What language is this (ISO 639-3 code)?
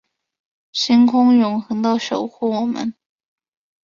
zho